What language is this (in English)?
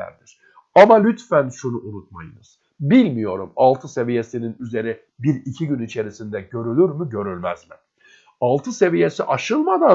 Turkish